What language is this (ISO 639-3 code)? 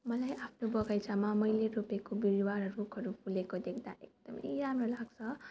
nep